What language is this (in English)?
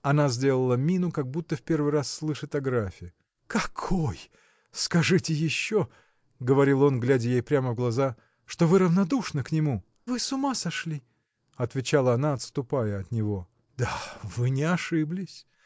Russian